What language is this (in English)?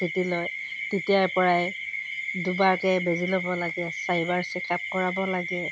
Assamese